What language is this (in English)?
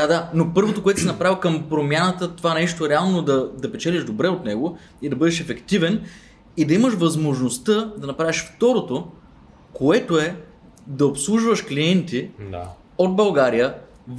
Bulgarian